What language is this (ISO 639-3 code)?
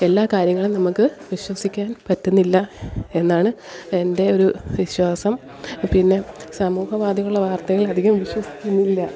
mal